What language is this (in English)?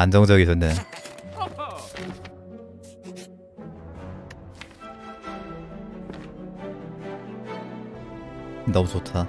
Korean